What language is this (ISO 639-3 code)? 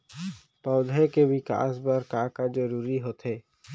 hne